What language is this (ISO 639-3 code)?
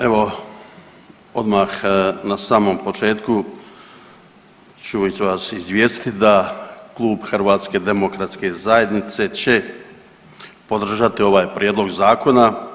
hrv